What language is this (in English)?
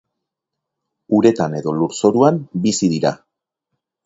Basque